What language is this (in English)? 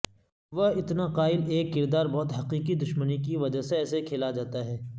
Urdu